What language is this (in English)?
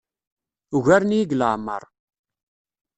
Kabyle